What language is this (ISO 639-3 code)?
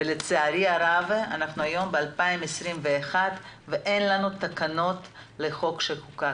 heb